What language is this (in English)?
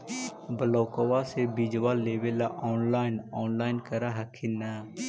Magahi